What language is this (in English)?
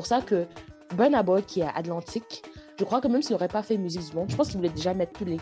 French